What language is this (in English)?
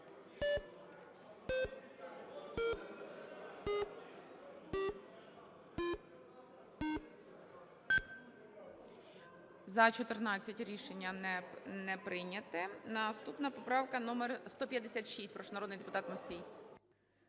Ukrainian